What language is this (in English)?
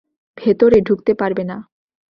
Bangla